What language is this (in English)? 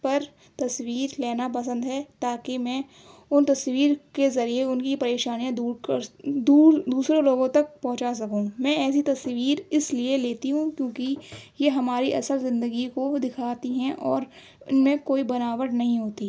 Urdu